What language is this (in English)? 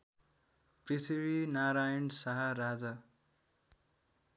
Nepali